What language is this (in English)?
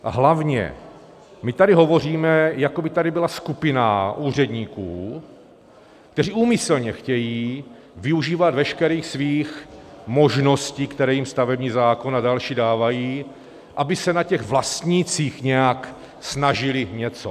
Czech